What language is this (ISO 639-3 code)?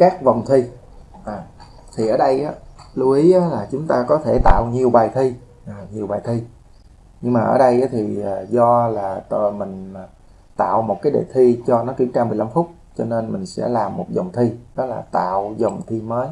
vie